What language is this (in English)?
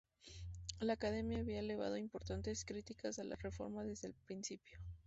Spanish